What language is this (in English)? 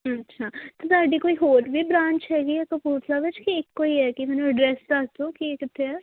Punjabi